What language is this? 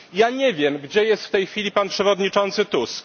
Polish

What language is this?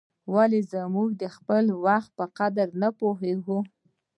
Pashto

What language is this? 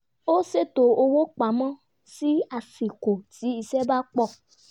Yoruba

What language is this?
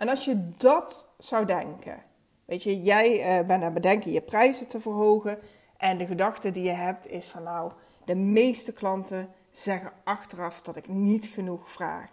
Dutch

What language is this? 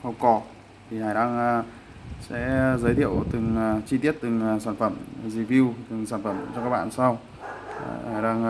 Vietnamese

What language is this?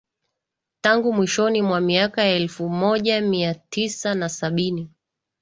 Swahili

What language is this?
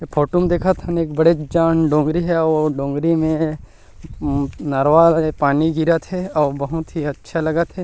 Chhattisgarhi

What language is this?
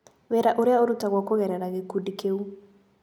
Kikuyu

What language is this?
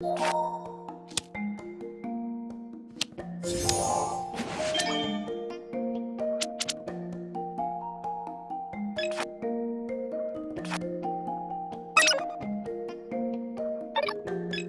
English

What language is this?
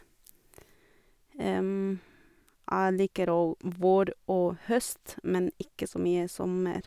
Norwegian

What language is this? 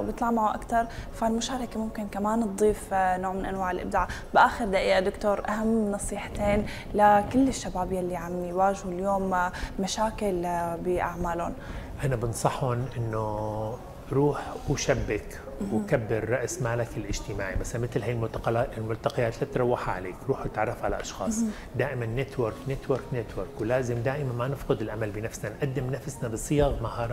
Arabic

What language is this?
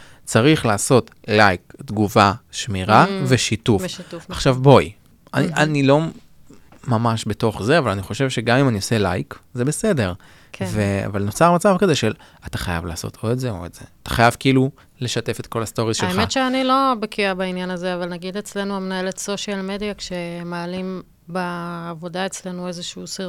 Hebrew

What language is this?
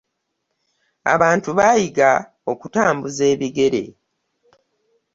Ganda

